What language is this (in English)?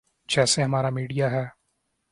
Urdu